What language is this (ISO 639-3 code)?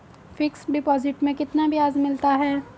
hin